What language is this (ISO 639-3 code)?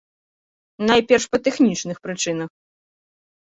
bel